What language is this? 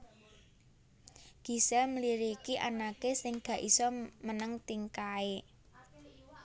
Javanese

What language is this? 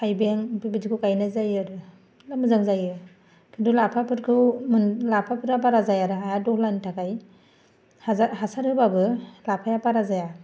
Bodo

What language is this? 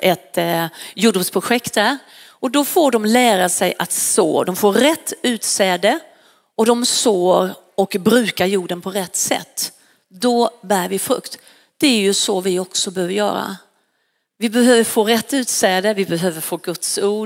Swedish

